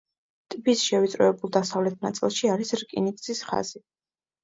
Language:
Georgian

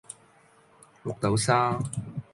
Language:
Cantonese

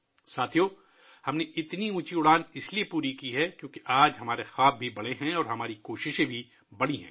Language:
Urdu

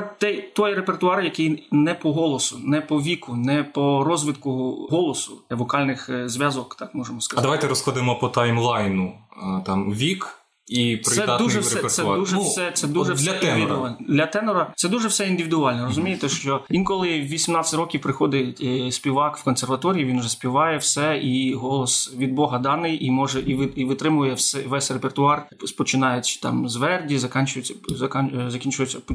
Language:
Ukrainian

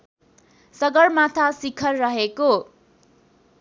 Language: Nepali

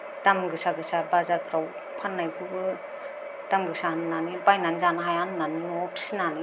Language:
Bodo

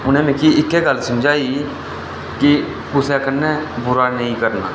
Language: Dogri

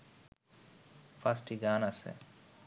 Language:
Bangla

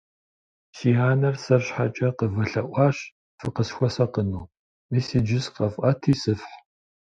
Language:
Kabardian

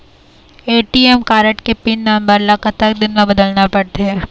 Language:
Chhattisgarhi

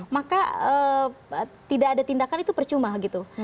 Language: Indonesian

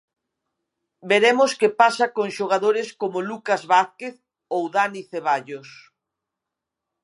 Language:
Galician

